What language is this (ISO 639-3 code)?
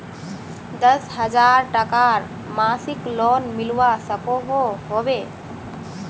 mag